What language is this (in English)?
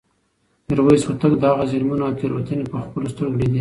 Pashto